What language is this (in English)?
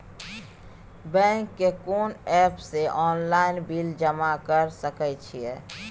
Maithili